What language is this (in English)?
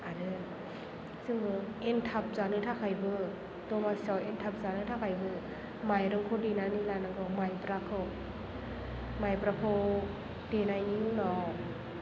Bodo